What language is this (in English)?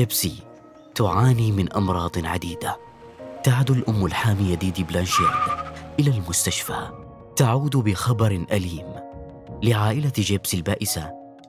Arabic